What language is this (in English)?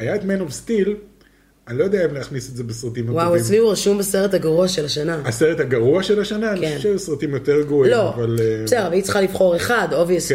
Hebrew